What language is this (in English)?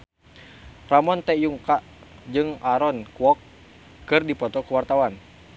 Sundanese